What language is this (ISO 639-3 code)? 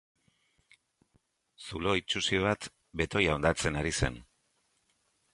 eus